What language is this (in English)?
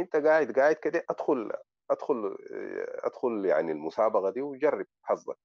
Arabic